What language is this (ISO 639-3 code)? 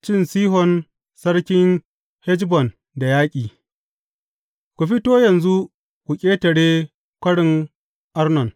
hau